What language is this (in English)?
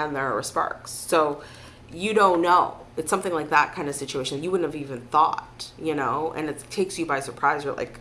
English